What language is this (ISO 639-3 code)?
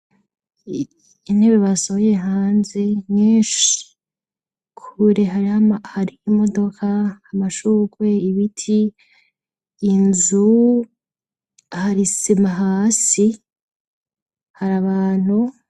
run